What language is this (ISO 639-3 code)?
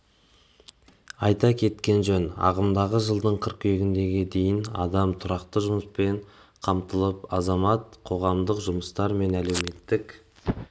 kaz